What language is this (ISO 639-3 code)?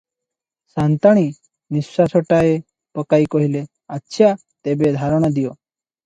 ori